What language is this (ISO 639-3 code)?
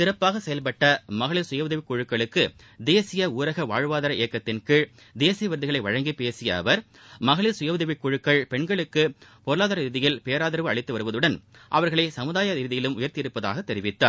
tam